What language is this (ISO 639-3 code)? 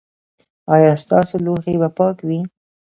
pus